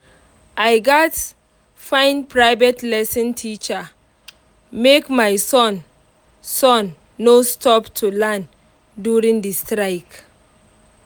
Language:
Nigerian Pidgin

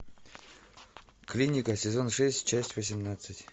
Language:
Russian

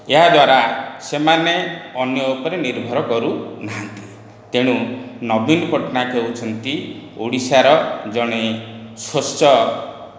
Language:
Odia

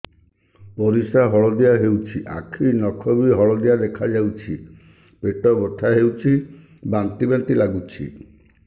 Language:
Odia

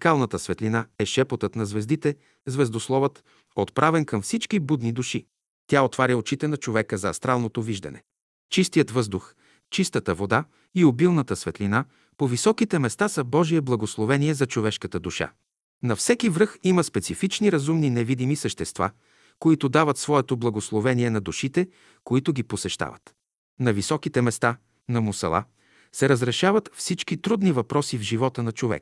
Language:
Bulgarian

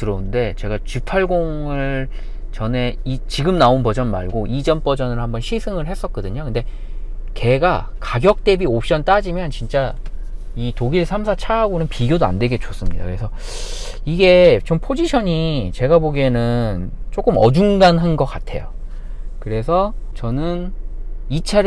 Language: Korean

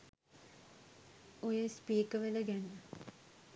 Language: Sinhala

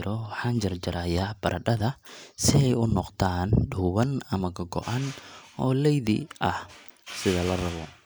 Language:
Somali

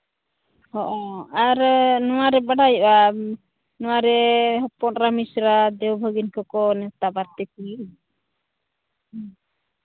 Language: Santali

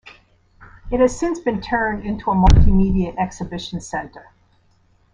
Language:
English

